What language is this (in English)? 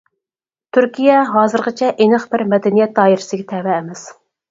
Uyghur